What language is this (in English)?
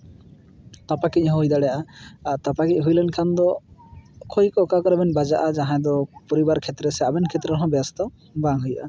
Santali